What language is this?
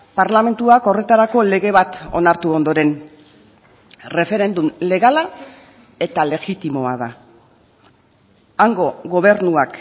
Basque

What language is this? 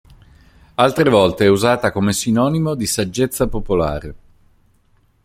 Italian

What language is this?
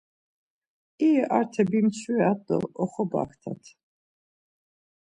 Laz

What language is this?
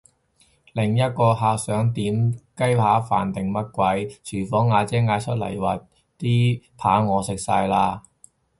Cantonese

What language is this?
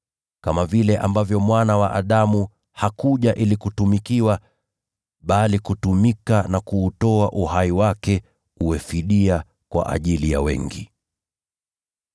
Swahili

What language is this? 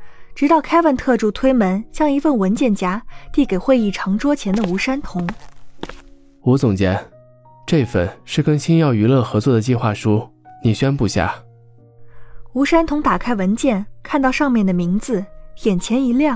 Chinese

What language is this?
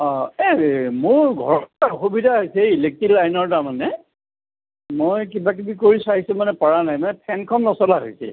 Assamese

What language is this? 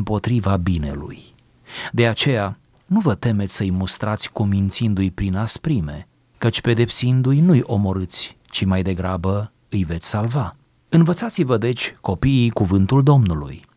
Romanian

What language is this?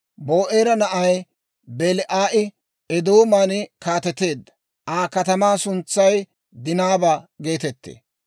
Dawro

